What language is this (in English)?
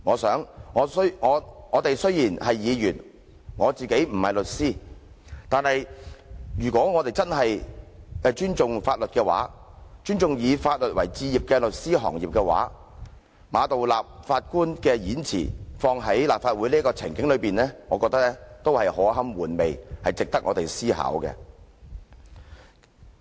Cantonese